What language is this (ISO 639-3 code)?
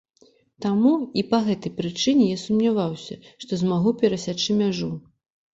bel